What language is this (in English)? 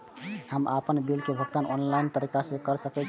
Maithili